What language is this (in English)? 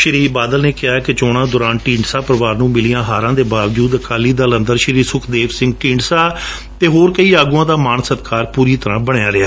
Punjabi